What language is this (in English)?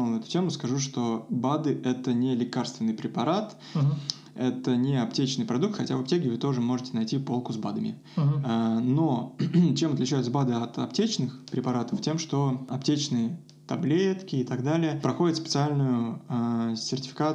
Russian